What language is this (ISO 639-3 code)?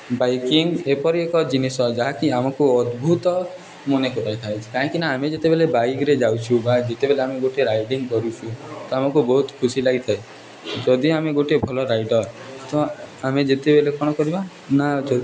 ori